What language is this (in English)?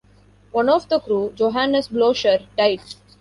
English